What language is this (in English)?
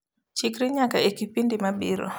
Luo (Kenya and Tanzania)